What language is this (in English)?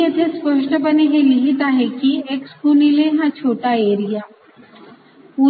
Marathi